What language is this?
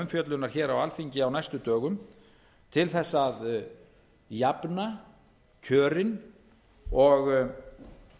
Icelandic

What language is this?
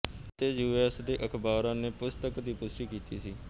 Punjabi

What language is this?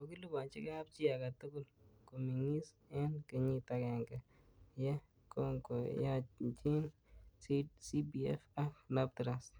Kalenjin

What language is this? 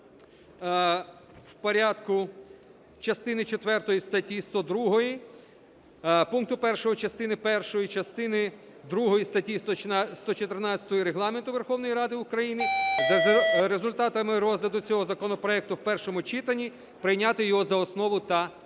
Ukrainian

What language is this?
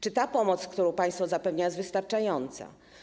Polish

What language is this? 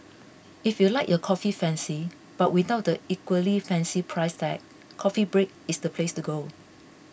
English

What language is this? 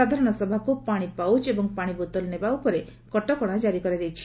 Odia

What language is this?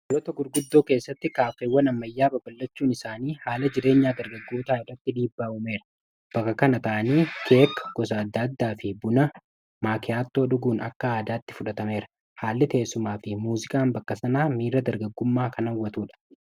Oromo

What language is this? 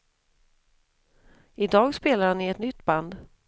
Swedish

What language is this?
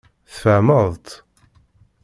Kabyle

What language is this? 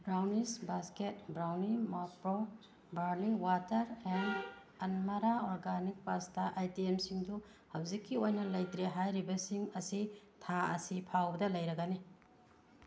Manipuri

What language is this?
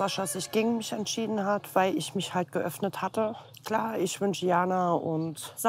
German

